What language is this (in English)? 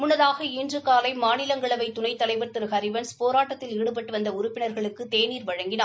Tamil